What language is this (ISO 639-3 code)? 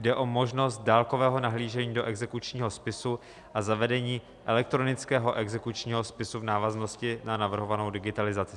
ces